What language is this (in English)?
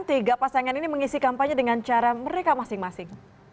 Indonesian